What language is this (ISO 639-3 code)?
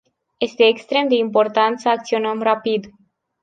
ron